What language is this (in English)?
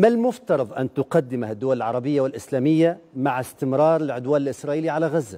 Arabic